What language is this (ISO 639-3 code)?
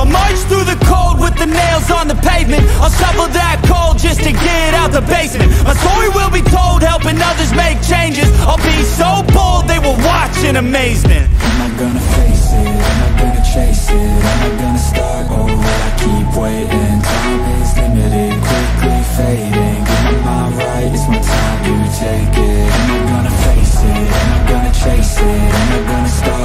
ron